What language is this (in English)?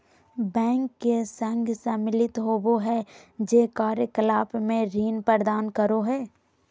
Magahi